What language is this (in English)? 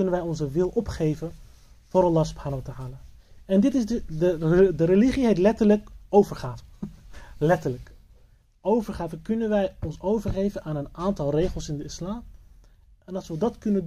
Dutch